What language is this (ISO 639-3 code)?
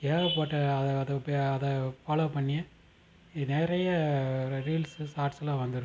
tam